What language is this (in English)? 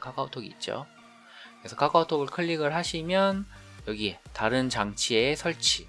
Korean